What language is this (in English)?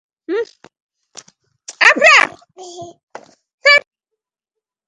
Bangla